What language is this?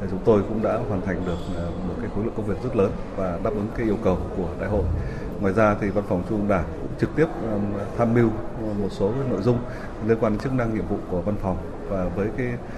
Vietnamese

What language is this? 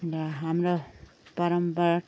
Nepali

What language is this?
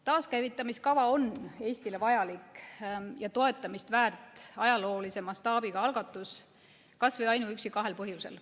Estonian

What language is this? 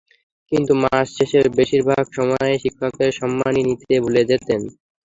Bangla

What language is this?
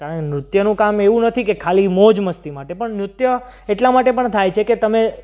Gujarati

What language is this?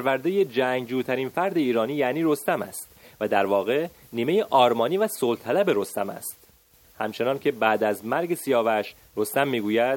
Persian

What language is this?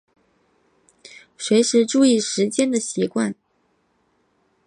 Chinese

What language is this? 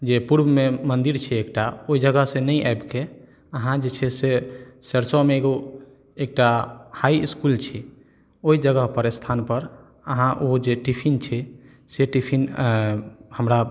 Maithili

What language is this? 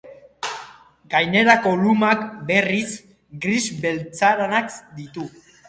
Basque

